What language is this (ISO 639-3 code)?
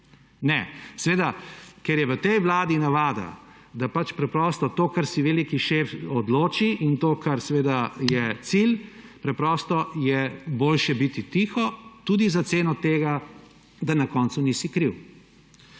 slv